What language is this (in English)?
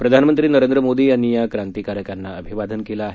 Marathi